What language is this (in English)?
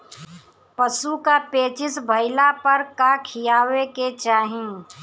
Bhojpuri